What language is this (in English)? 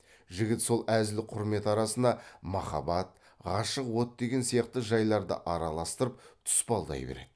Kazakh